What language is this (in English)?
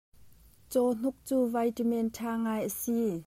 Hakha Chin